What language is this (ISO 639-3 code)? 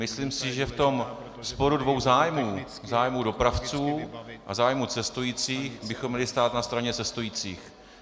ces